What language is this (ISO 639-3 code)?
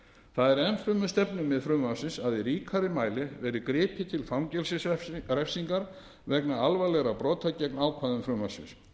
isl